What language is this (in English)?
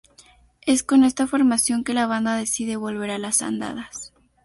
Spanish